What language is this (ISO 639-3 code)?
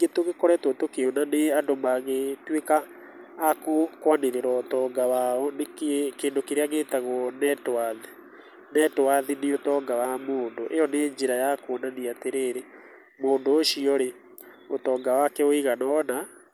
kik